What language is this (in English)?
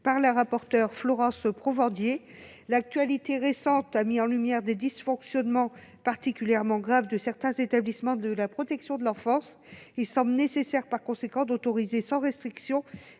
French